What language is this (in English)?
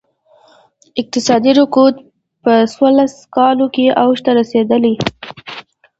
Pashto